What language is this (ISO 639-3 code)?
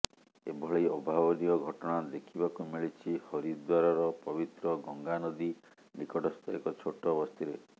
ori